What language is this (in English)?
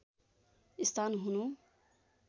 Nepali